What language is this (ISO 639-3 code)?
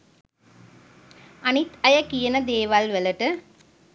sin